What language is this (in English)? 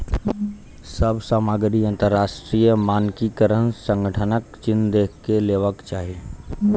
Maithili